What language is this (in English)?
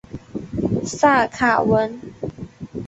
Chinese